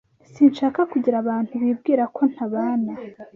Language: Kinyarwanda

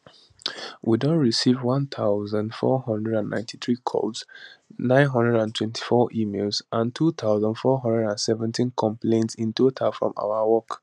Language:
Nigerian Pidgin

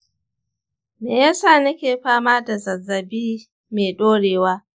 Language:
Hausa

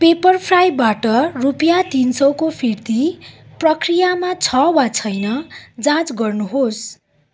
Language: Nepali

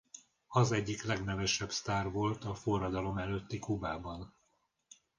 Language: Hungarian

